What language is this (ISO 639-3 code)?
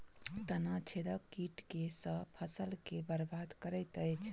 mai